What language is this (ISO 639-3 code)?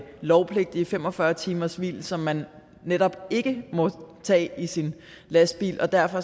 dan